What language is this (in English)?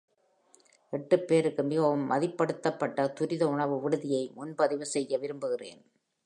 Tamil